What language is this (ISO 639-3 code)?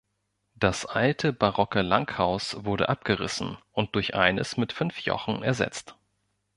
deu